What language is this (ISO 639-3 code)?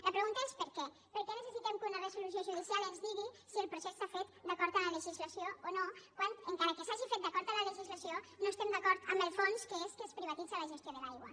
cat